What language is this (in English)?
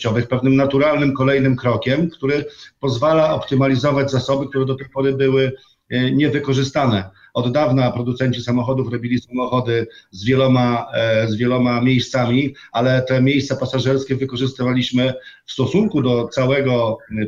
Polish